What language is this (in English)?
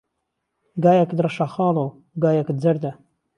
Central Kurdish